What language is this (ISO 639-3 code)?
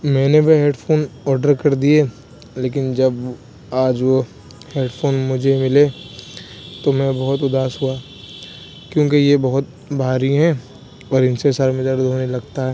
urd